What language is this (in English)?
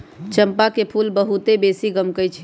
Magahi